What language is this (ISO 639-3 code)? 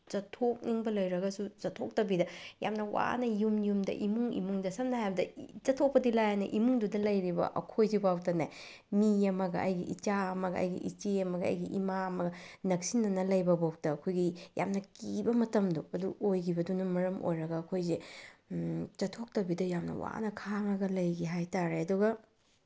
mni